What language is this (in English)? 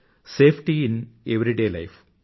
Telugu